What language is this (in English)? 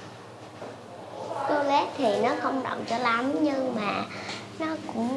Vietnamese